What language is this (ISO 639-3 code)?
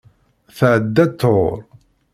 kab